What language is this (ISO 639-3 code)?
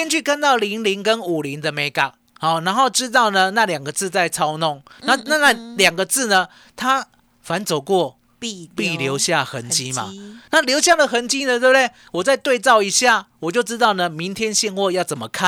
zho